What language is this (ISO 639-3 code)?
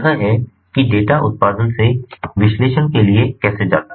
hin